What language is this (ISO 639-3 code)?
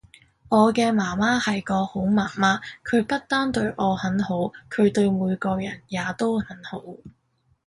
yue